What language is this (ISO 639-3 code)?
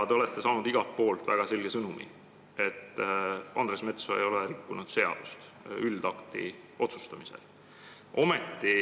est